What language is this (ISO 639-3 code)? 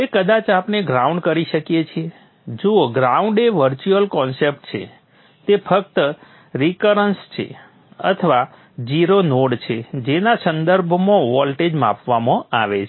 guj